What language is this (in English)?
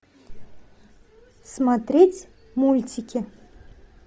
Russian